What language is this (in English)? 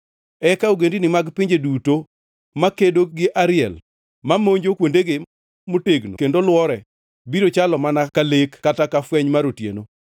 Luo (Kenya and Tanzania)